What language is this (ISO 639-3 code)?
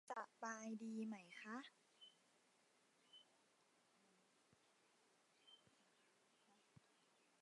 tha